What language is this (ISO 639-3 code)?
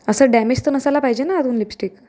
mar